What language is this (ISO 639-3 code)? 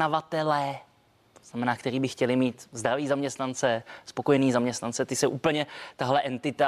ces